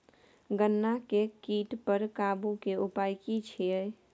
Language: Maithili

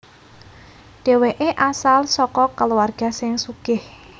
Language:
Javanese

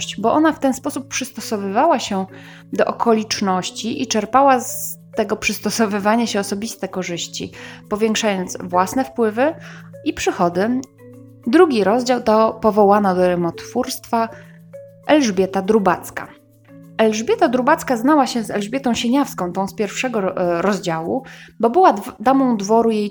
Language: Polish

